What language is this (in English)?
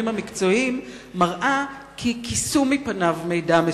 Hebrew